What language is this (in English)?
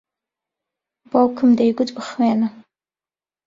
Central Kurdish